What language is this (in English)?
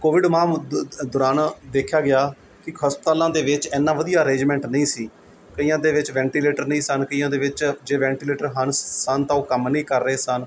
Punjabi